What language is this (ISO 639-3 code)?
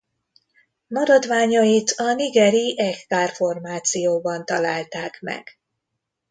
hun